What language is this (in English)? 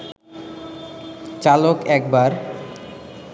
Bangla